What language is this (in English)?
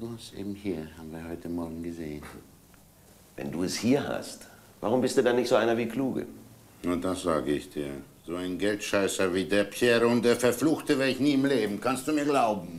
German